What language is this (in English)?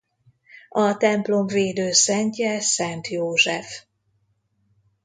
Hungarian